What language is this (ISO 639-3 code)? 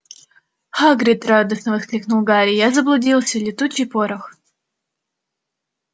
rus